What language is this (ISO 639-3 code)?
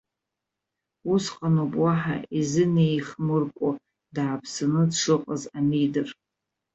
abk